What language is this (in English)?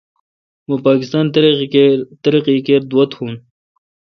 Kalkoti